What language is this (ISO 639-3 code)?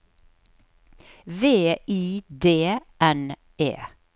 nor